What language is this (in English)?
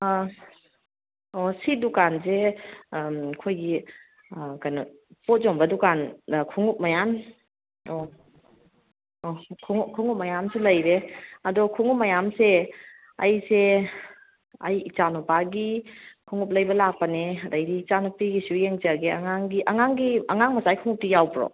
Manipuri